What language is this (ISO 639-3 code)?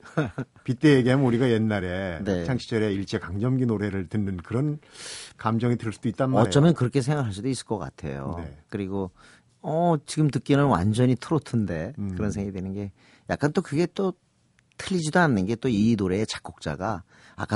kor